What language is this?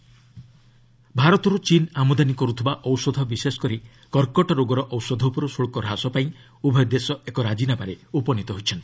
Odia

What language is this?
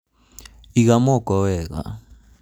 Kikuyu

